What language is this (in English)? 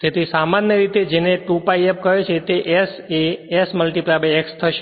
Gujarati